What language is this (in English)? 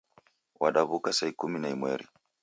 Taita